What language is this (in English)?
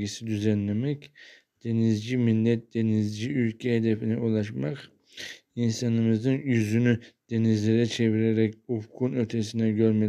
Turkish